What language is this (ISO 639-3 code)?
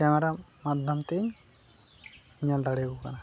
sat